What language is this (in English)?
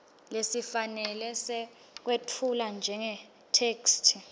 Swati